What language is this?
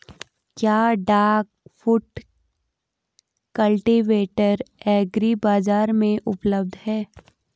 Hindi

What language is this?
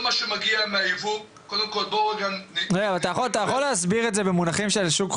Hebrew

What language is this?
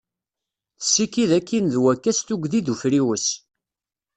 Kabyle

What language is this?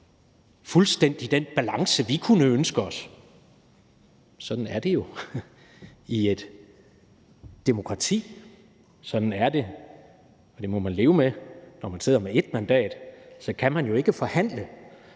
Danish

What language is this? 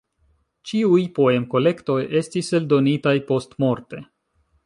Esperanto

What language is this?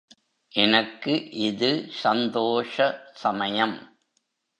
Tamil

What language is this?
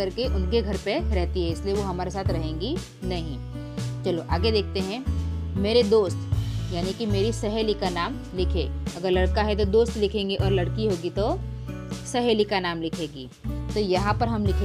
Hindi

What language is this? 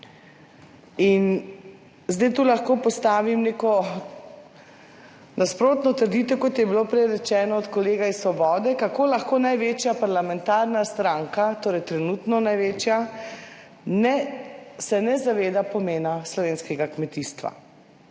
Slovenian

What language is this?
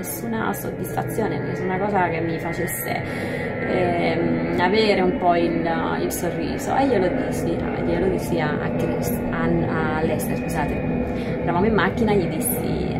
Italian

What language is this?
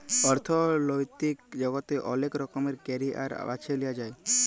Bangla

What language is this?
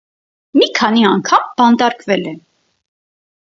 Armenian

